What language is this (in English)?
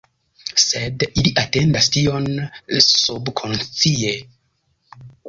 Esperanto